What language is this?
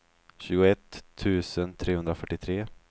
Swedish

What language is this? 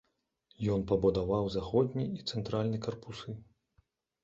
Belarusian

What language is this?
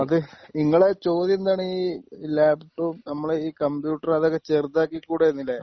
Malayalam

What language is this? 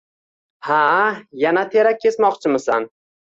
Uzbek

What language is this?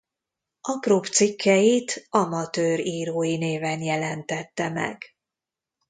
Hungarian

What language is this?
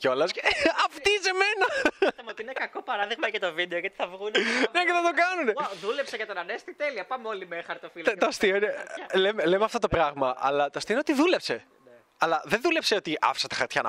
Greek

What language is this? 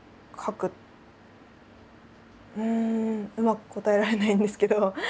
Japanese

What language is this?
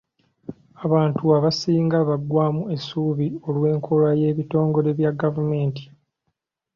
Ganda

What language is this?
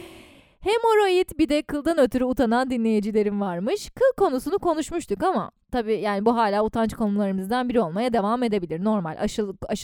Turkish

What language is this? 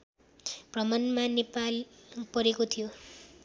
Nepali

